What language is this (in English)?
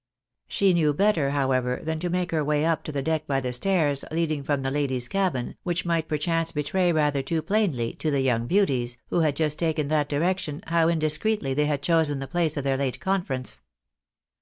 English